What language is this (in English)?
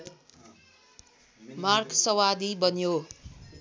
Nepali